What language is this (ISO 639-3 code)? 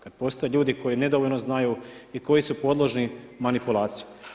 hrv